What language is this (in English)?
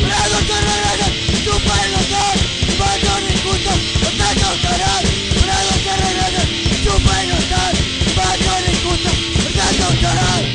Arabic